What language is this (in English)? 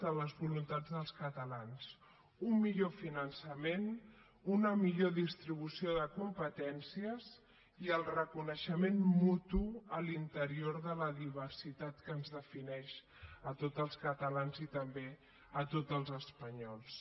Catalan